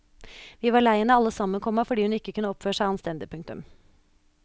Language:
Norwegian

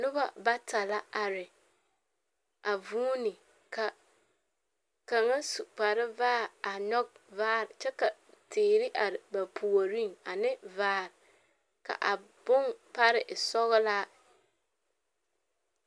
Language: Southern Dagaare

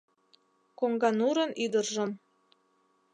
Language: Mari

